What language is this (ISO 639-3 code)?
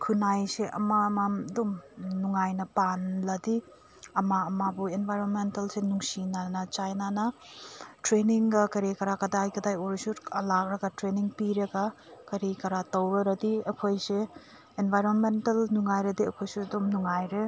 mni